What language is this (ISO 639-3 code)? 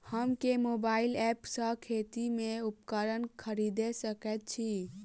mai